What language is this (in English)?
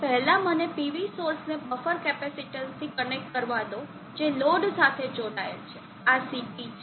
Gujarati